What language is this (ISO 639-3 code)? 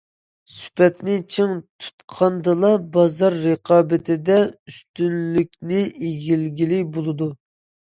uig